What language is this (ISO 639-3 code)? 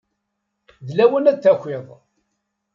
kab